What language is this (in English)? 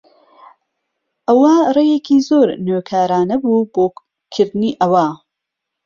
Central Kurdish